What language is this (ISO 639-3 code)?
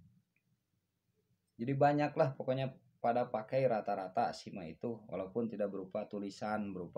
ind